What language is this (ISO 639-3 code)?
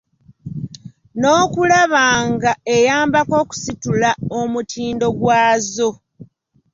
lug